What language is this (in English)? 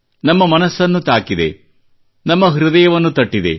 Kannada